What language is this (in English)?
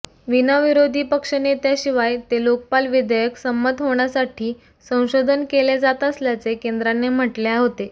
Marathi